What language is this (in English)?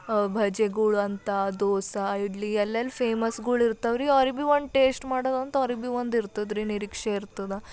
Kannada